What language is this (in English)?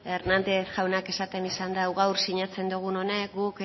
Basque